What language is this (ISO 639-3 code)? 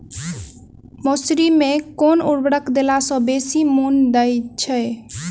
mai